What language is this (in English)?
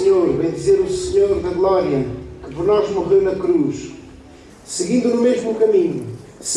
Portuguese